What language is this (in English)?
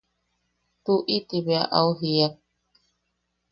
Yaqui